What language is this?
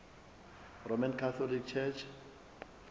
Zulu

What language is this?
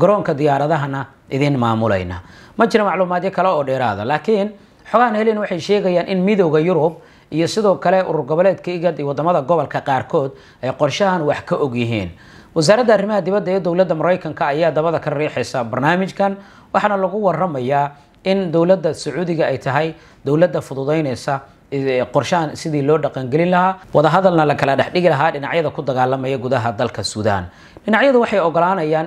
Arabic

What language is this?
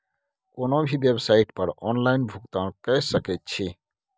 Maithili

